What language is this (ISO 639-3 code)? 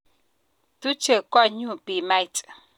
kln